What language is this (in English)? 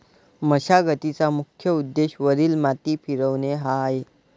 Marathi